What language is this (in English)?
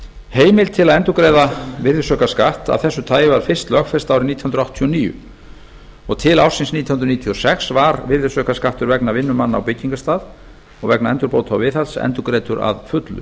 Icelandic